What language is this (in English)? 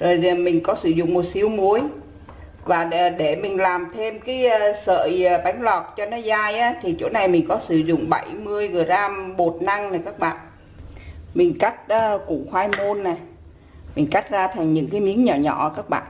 Vietnamese